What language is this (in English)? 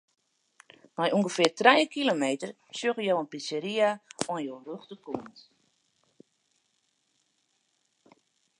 Western Frisian